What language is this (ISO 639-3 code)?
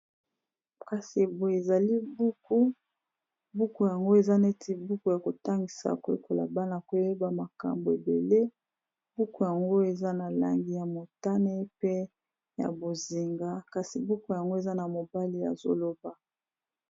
lin